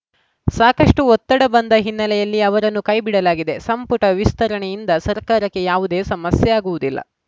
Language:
Kannada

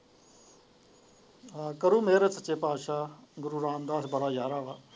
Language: Punjabi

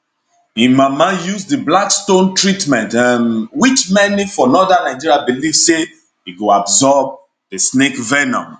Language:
Nigerian Pidgin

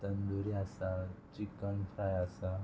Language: Konkani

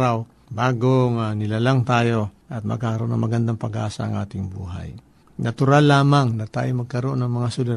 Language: Filipino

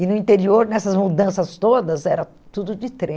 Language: Portuguese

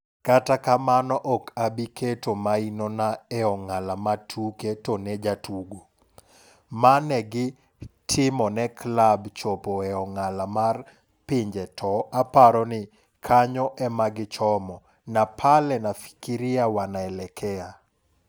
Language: Luo (Kenya and Tanzania)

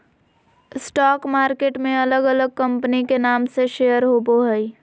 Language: Magahi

